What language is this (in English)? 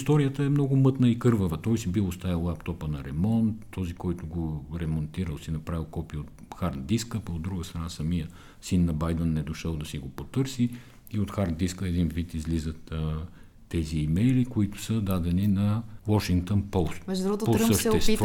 Bulgarian